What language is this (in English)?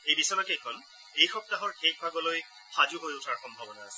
Assamese